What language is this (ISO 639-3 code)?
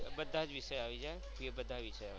guj